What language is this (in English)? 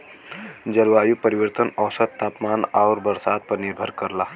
Bhojpuri